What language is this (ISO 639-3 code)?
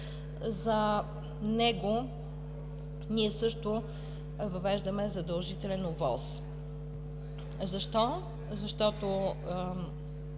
bul